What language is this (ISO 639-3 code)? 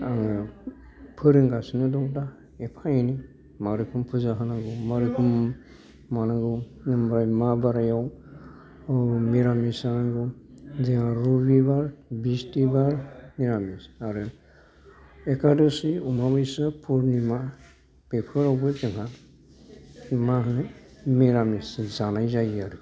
brx